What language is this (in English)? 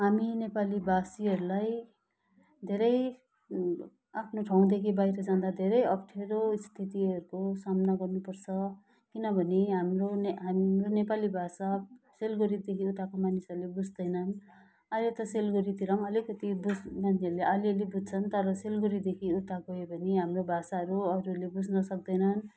Nepali